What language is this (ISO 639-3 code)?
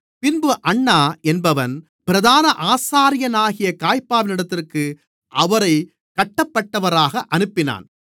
tam